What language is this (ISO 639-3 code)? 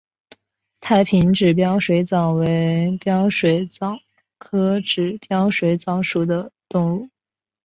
zho